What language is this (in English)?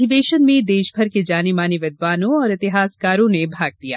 Hindi